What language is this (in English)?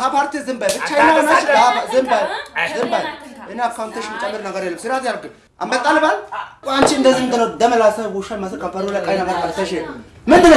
Amharic